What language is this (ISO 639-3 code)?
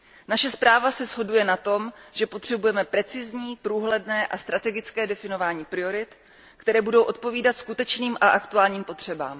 ces